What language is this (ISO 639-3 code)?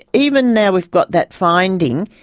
eng